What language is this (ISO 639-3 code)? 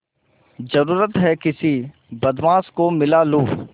hin